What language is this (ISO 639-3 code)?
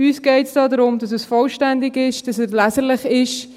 gsw